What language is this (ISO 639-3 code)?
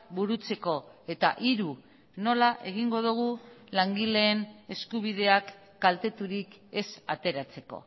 eus